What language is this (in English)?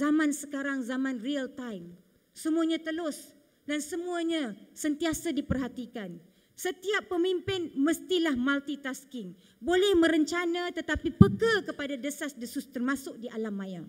Malay